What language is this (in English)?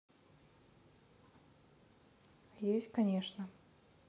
Russian